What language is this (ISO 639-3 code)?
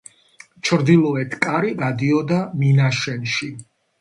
kat